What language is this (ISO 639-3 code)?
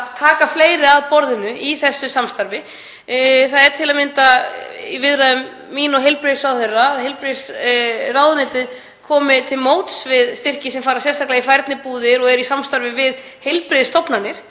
isl